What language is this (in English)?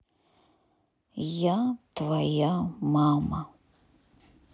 Russian